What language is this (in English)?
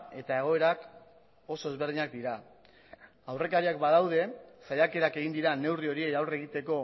Basque